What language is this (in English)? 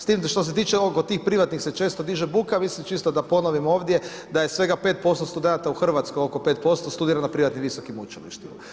Croatian